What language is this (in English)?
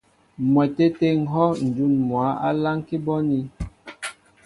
Mbo (Cameroon)